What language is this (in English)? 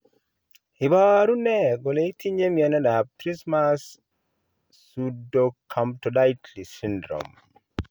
Kalenjin